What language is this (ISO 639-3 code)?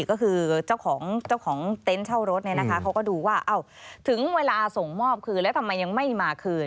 tha